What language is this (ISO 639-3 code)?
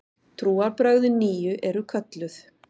isl